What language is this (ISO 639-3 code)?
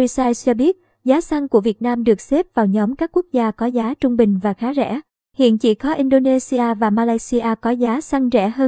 vie